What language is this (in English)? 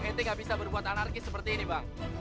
Indonesian